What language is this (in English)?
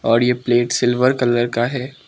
Hindi